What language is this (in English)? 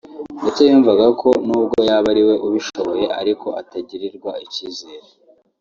Kinyarwanda